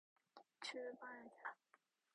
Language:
Korean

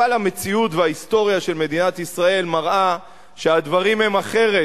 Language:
Hebrew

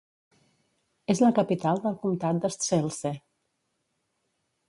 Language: Catalan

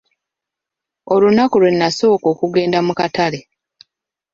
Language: Ganda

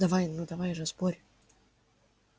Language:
Russian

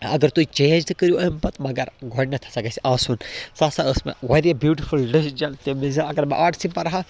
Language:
Kashmiri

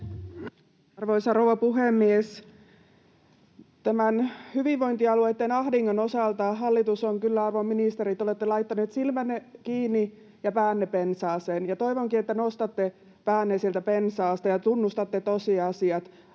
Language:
Finnish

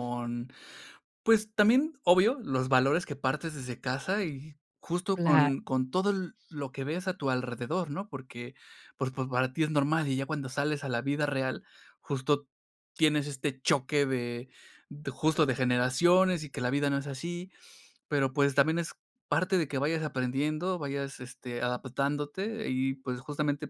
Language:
Spanish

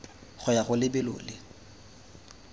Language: Tswana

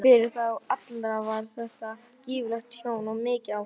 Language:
Icelandic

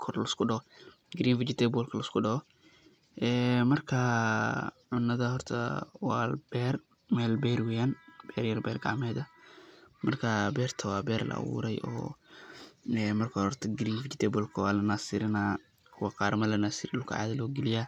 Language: Somali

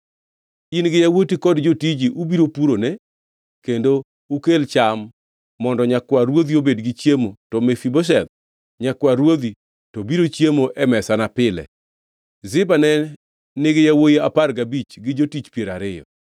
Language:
Luo (Kenya and Tanzania)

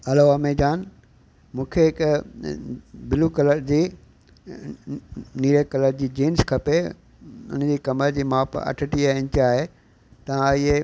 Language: Sindhi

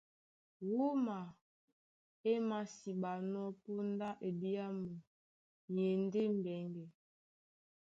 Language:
Duala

